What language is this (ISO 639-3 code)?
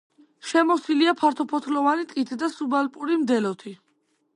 kat